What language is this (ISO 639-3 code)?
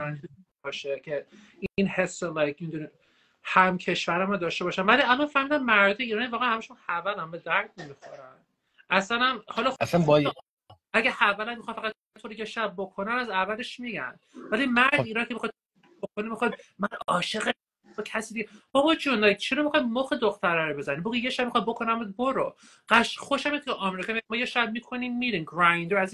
fas